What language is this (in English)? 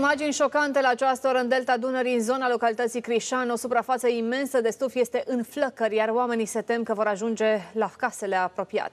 Romanian